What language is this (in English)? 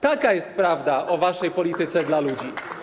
Polish